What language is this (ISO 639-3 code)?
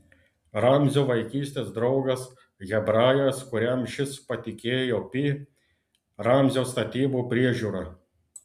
lit